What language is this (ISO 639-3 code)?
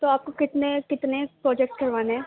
urd